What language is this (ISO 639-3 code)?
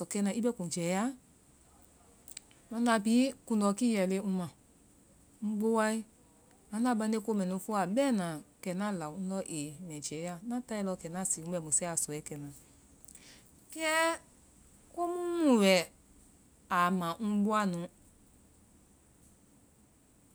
vai